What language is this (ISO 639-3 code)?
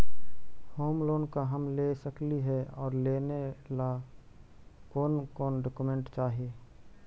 mag